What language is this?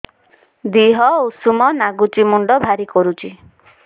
Odia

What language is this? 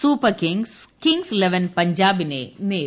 Malayalam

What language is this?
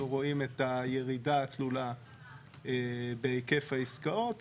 Hebrew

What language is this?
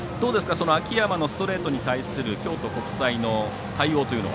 Japanese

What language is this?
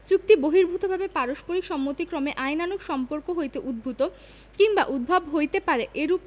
Bangla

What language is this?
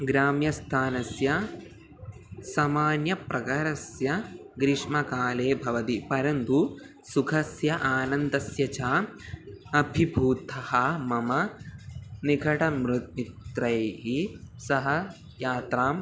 Sanskrit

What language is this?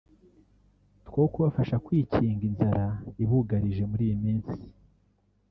Kinyarwanda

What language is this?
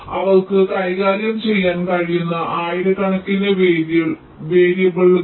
Malayalam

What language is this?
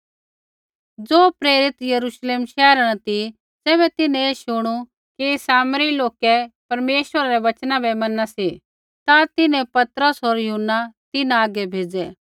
Kullu Pahari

